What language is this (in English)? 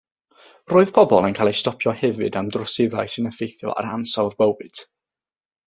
Welsh